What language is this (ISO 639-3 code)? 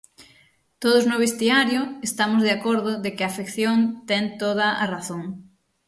glg